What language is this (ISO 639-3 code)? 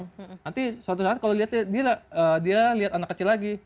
ind